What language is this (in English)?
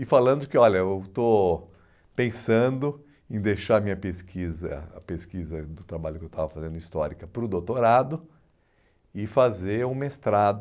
Portuguese